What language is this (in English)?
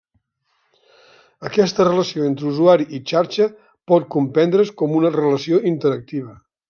Catalan